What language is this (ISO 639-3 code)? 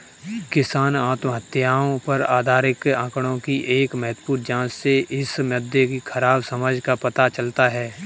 hin